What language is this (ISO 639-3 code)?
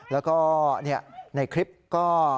tha